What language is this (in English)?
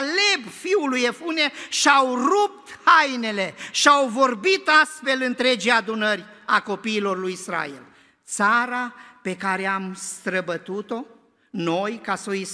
Romanian